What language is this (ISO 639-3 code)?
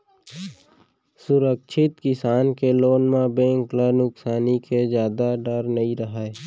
hne